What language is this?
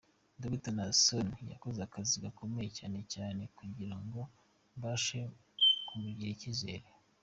Kinyarwanda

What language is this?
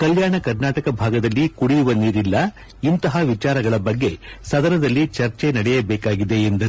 Kannada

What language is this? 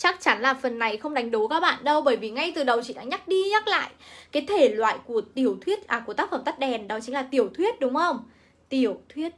Vietnamese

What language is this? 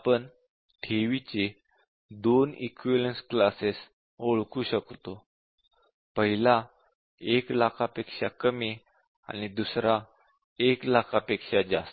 Marathi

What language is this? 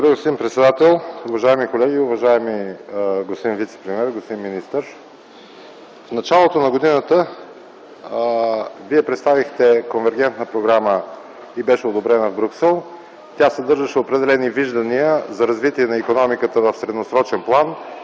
Bulgarian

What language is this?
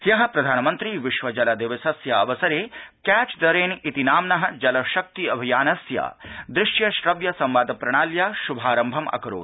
Sanskrit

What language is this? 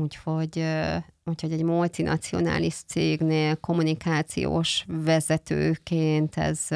Hungarian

